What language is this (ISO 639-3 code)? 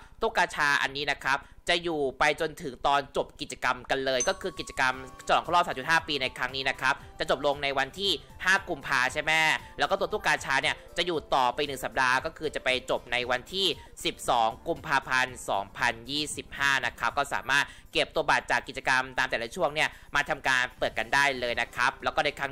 tha